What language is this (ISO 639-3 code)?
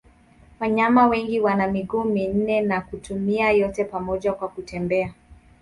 swa